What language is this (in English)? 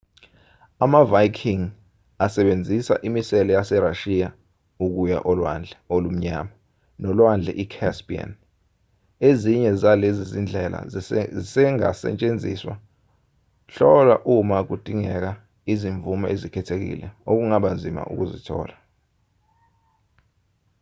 Zulu